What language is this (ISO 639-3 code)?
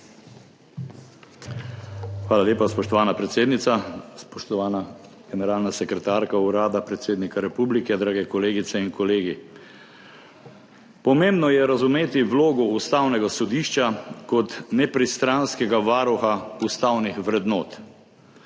slv